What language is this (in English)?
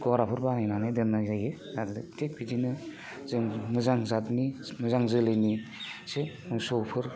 Bodo